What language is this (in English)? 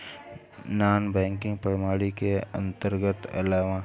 Bhojpuri